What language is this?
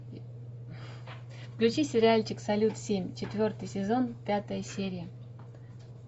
Russian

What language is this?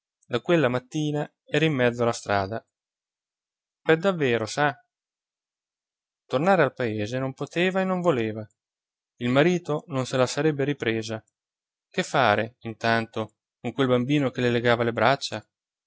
Italian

